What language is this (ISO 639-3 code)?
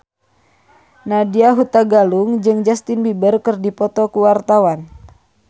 sun